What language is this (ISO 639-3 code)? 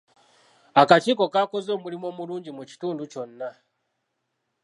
lug